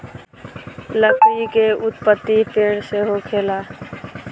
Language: Bhojpuri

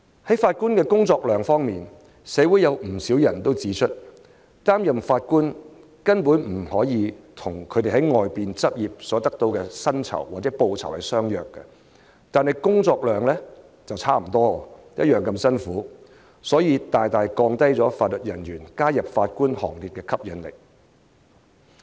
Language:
Cantonese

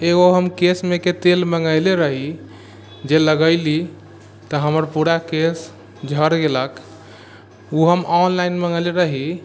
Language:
Maithili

